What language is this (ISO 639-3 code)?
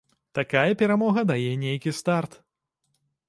bel